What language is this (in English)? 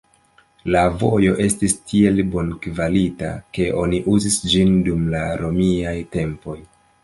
Esperanto